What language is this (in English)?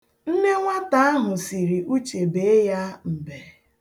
Igbo